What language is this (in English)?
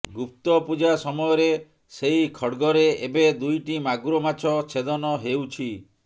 Odia